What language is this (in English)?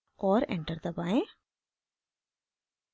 Hindi